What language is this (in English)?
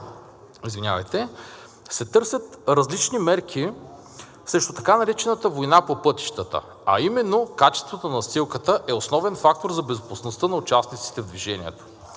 Bulgarian